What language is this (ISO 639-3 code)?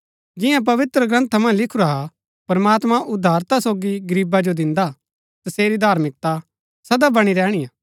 gbk